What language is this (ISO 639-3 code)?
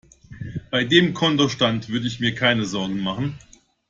deu